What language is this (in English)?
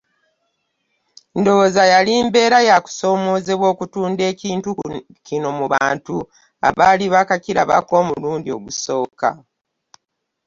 Ganda